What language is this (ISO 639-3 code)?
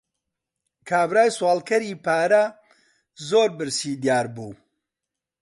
ckb